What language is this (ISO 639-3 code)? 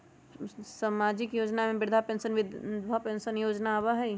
mag